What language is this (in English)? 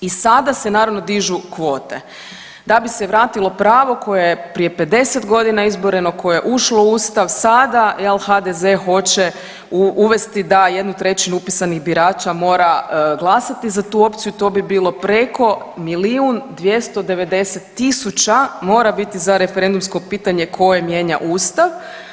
Croatian